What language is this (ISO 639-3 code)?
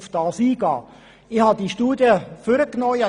gsw